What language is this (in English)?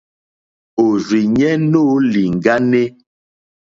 Mokpwe